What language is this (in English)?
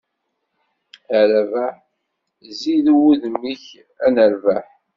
Kabyle